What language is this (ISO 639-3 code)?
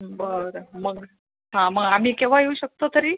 mar